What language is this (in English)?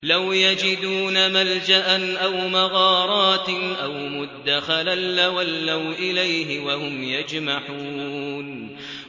Arabic